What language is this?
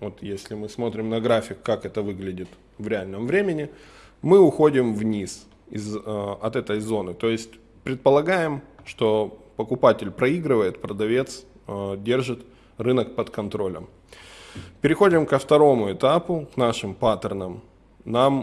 Russian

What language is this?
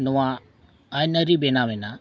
Santali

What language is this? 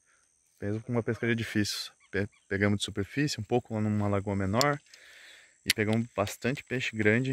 Portuguese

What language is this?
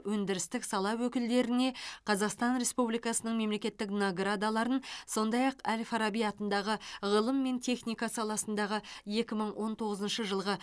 Kazakh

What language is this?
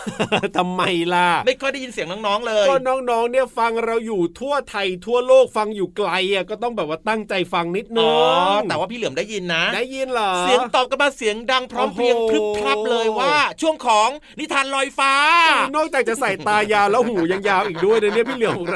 Thai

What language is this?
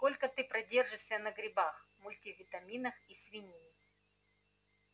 Russian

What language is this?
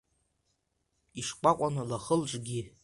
Abkhazian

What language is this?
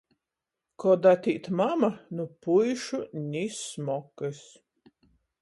Latgalian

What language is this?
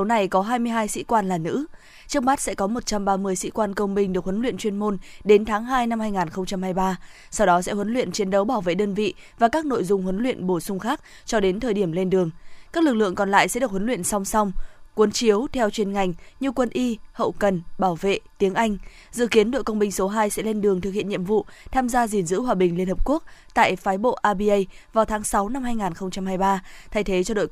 Vietnamese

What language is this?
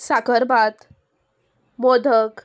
Konkani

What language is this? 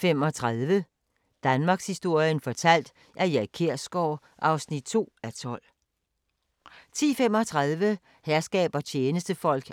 Danish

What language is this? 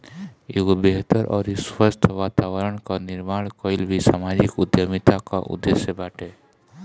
Bhojpuri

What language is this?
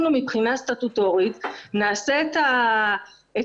Hebrew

